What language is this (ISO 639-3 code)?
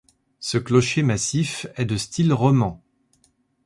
fra